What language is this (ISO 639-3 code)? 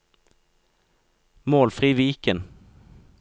nor